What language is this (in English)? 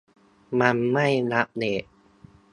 Thai